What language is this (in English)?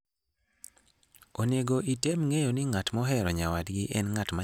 Luo (Kenya and Tanzania)